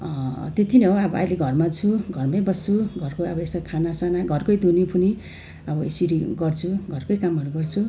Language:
Nepali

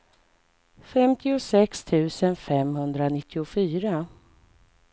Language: Swedish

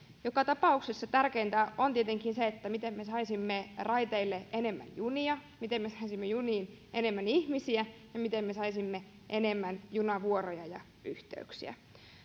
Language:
Finnish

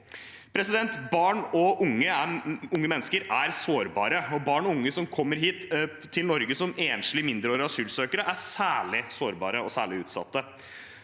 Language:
Norwegian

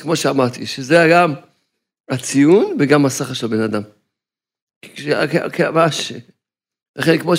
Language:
Hebrew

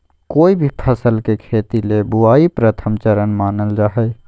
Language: Magahi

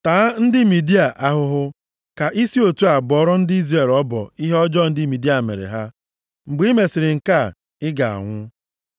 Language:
Igbo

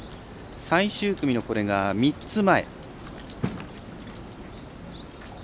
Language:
Japanese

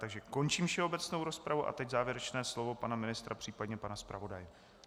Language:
Czech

